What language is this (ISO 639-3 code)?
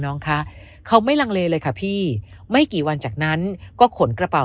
tha